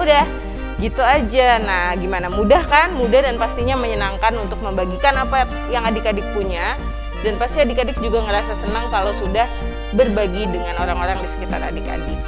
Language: Indonesian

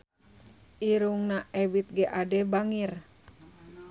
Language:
Sundanese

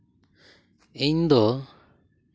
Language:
Santali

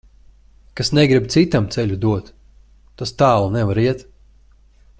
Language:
Latvian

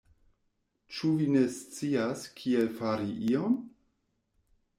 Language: Esperanto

